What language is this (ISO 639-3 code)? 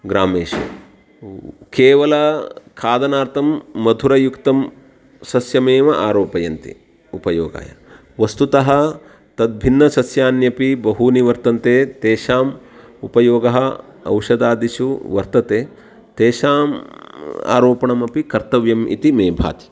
san